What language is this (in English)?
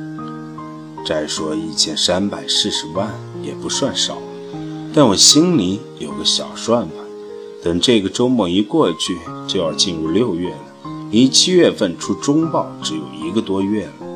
Chinese